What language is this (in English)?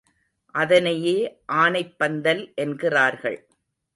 Tamil